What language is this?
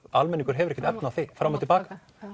Icelandic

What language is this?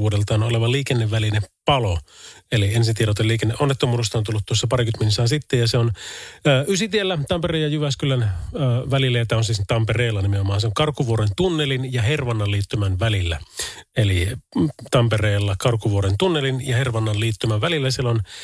Finnish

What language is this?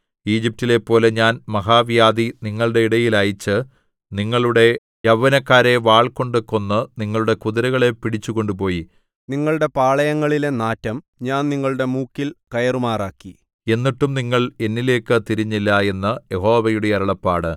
Malayalam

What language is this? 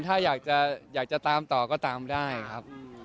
Thai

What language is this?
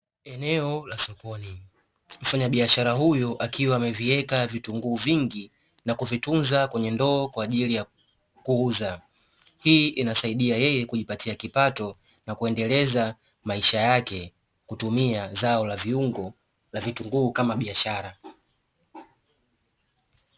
Swahili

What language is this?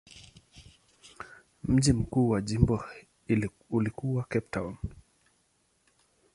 Swahili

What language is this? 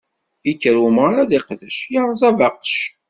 Kabyle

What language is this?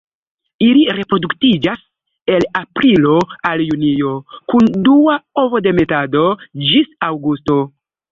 Esperanto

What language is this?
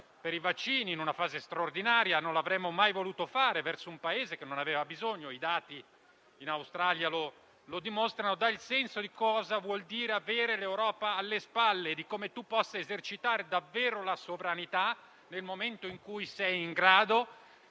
Italian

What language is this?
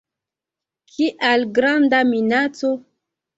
Esperanto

